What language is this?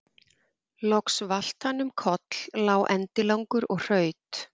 Icelandic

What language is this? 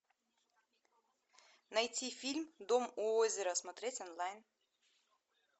Russian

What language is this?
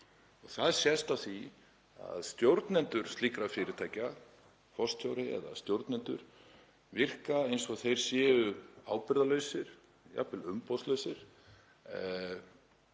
Icelandic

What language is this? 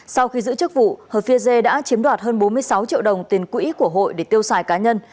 Vietnamese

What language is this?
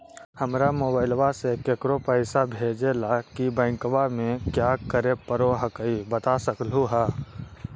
Magahi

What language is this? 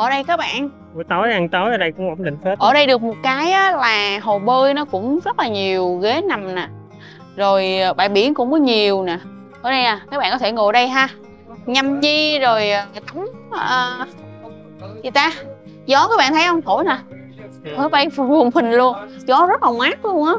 Vietnamese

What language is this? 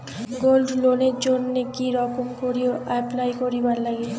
Bangla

